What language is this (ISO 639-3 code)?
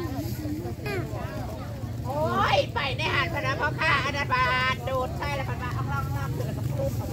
tha